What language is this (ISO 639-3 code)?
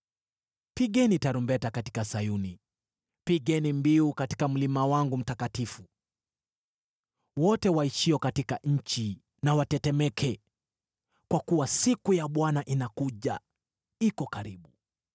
swa